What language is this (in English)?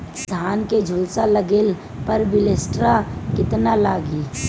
Bhojpuri